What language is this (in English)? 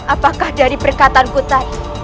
Indonesian